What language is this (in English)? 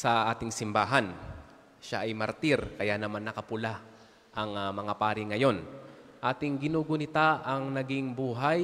Filipino